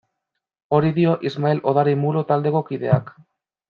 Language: Basque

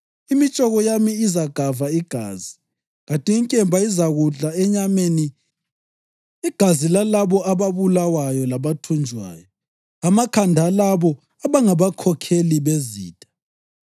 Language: North Ndebele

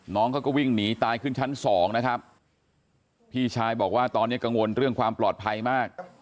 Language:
Thai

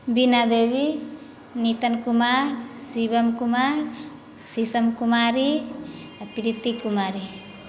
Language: Maithili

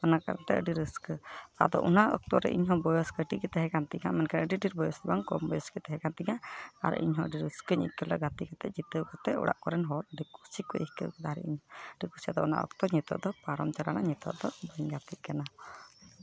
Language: Santali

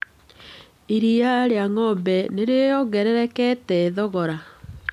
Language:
Kikuyu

